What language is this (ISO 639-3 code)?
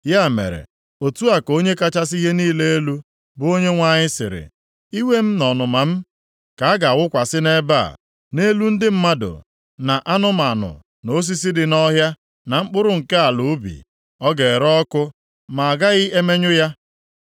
ibo